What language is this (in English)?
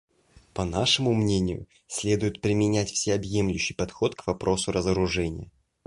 Russian